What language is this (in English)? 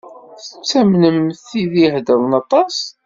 Kabyle